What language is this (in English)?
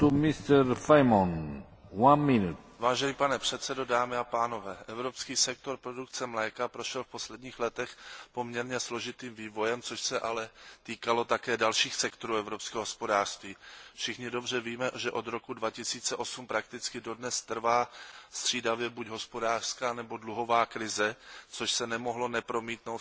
Czech